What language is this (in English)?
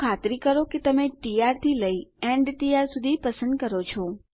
Gujarati